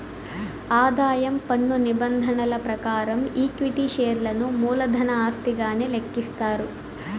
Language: Telugu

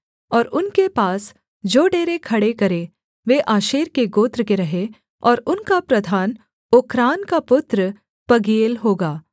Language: Hindi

